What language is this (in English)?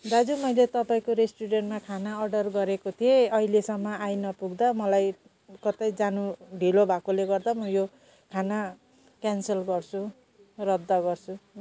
Nepali